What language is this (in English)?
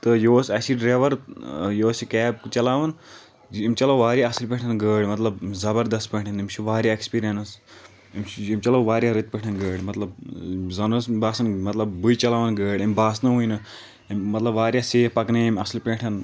Kashmiri